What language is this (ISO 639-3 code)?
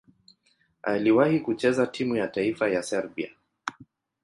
swa